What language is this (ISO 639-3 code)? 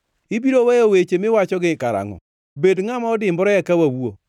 luo